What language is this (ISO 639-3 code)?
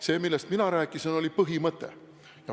est